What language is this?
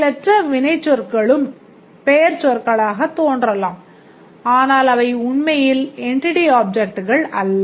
Tamil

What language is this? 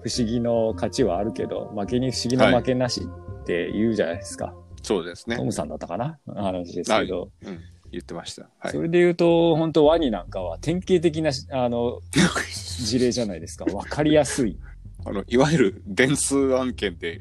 Japanese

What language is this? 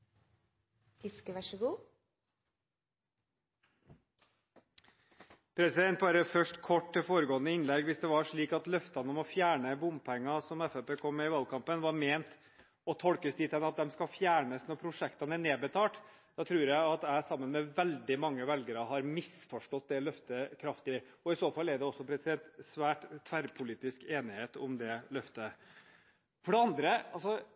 Norwegian Bokmål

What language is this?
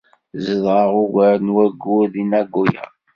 Kabyle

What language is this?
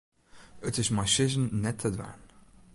Western Frisian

